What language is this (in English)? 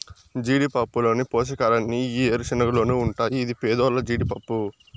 Telugu